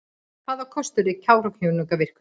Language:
Icelandic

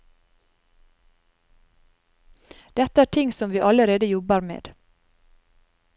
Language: Norwegian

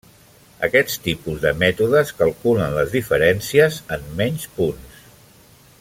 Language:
Catalan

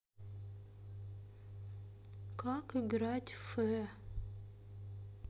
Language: Russian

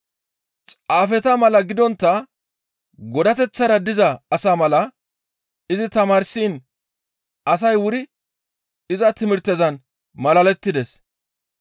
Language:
Gamo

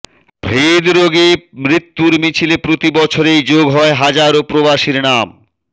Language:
Bangla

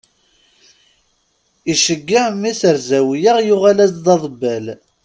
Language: Kabyle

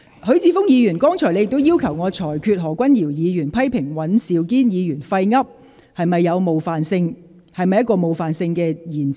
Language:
Cantonese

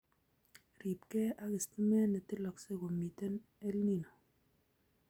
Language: Kalenjin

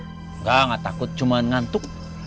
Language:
Indonesian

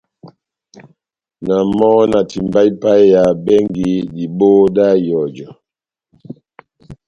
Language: Batanga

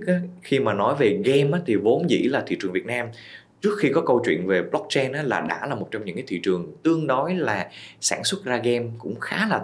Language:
Vietnamese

